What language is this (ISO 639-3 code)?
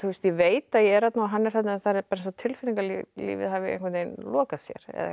isl